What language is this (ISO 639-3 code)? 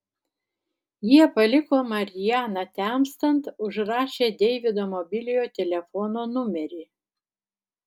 lit